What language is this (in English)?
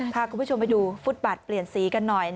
Thai